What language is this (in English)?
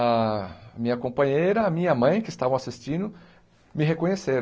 Portuguese